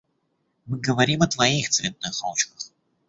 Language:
Russian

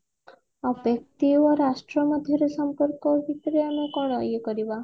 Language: Odia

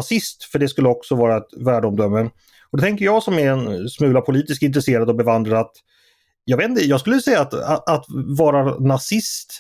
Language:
Swedish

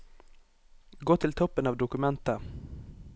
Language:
Norwegian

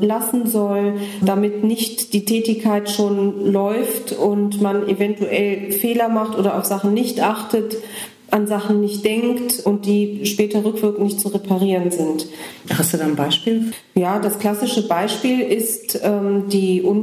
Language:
German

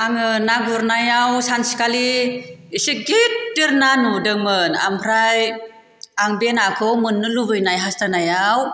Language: Bodo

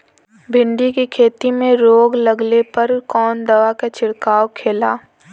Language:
Bhojpuri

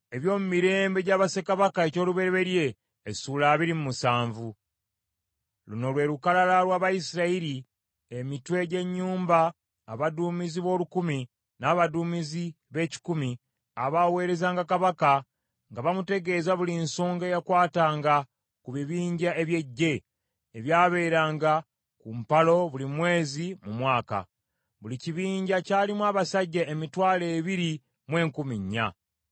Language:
Ganda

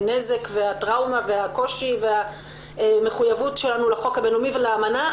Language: Hebrew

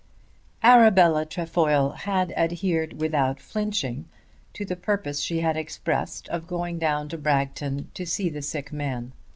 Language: English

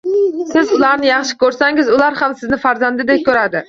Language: Uzbek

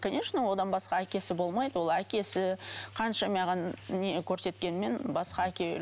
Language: Kazakh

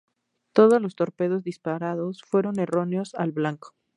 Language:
Spanish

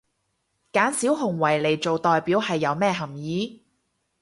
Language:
Cantonese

